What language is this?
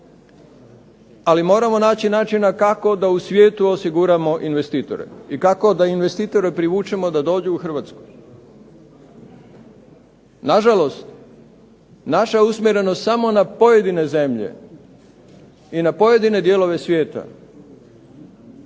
Croatian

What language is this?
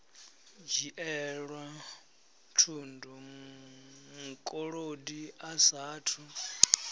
Venda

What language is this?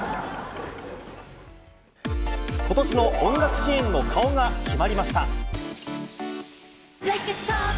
Japanese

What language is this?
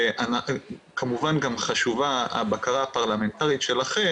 Hebrew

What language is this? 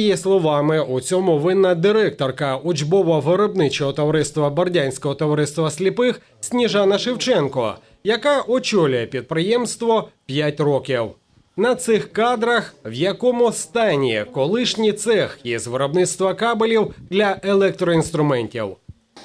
Ukrainian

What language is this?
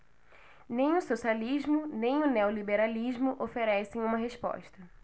Portuguese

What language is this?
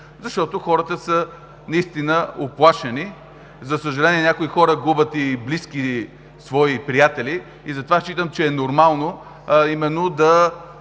Bulgarian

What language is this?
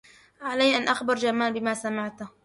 Arabic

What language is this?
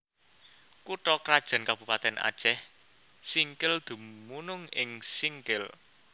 Javanese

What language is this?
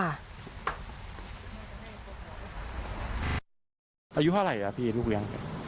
Thai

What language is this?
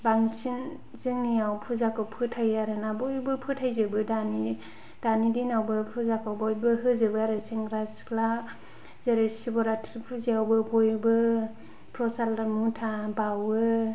Bodo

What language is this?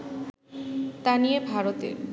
Bangla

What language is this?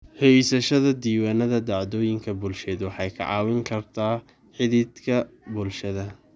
Somali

